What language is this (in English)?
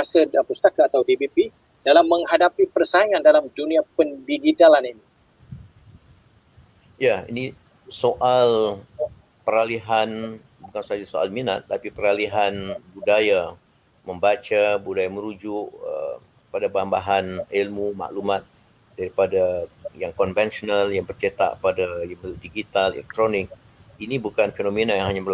Malay